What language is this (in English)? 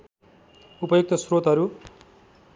Nepali